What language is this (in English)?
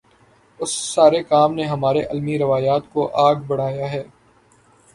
Urdu